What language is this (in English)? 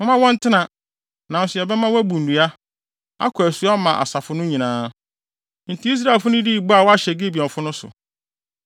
Akan